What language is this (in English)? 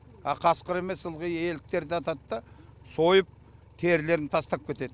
Kazakh